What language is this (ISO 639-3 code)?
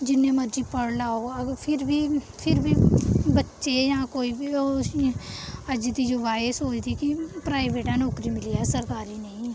doi